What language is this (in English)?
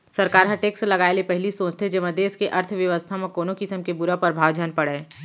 Chhattisgarhi